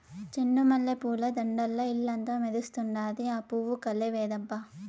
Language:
Telugu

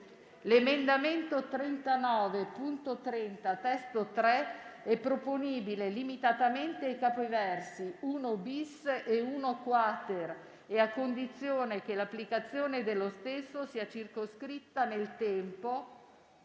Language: Italian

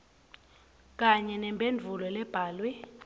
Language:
Swati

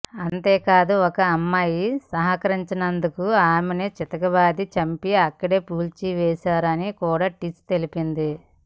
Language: Telugu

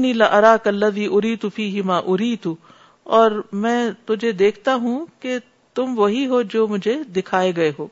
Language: Urdu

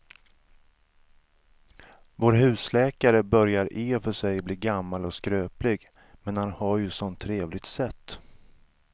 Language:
Swedish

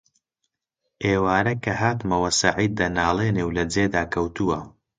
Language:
Central Kurdish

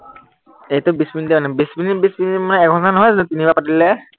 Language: Assamese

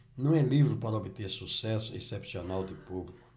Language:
Portuguese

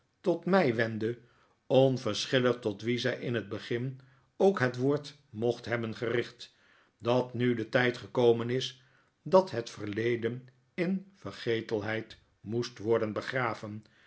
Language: Dutch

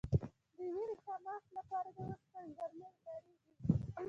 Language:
Pashto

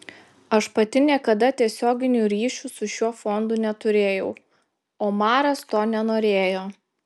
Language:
Lithuanian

